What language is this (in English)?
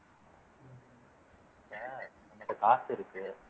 Tamil